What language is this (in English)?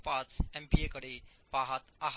Marathi